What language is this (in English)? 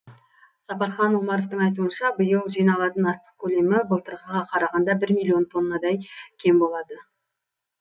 Kazakh